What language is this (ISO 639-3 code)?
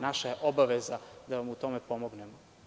srp